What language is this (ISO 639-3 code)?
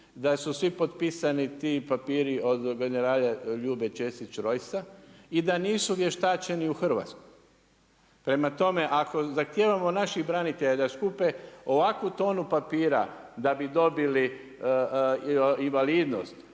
hrv